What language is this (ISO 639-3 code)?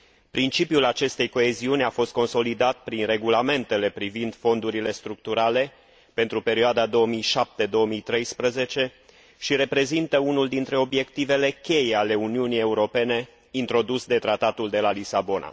ron